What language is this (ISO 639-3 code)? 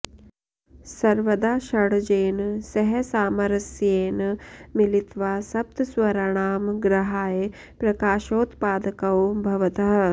san